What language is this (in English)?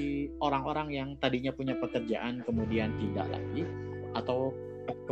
Indonesian